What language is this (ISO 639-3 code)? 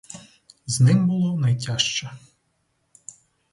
ukr